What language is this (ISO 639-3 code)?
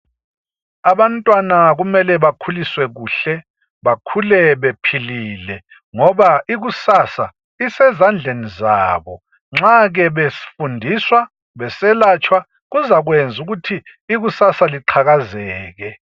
nde